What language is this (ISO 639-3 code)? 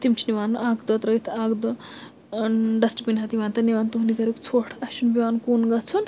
kas